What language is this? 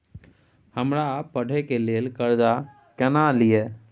Maithili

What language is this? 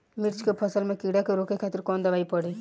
Bhojpuri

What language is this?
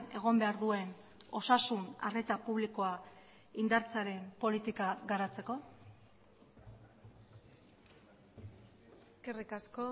Basque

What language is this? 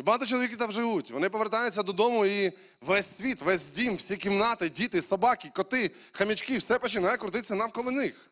Ukrainian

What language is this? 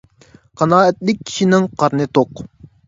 Uyghur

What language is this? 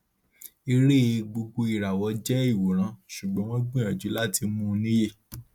Yoruba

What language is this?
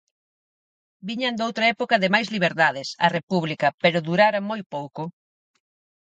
Galician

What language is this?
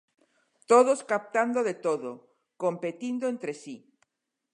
Galician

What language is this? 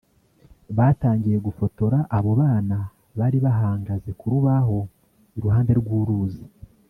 Kinyarwanda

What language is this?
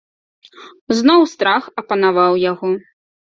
Belarusian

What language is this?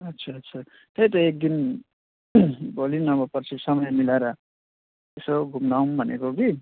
Nepali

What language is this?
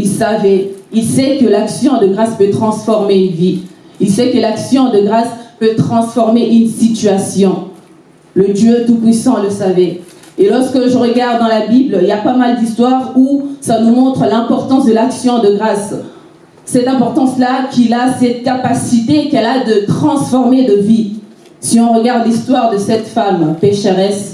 French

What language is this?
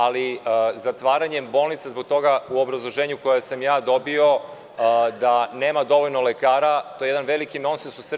Serbian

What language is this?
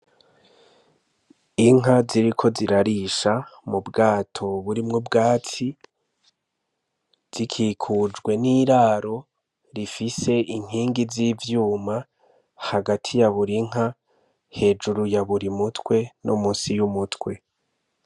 Rundi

